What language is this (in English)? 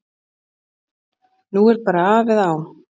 Icelandic